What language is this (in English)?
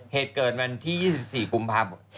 Thai